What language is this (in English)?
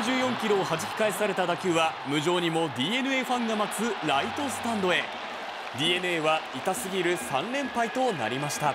Japanese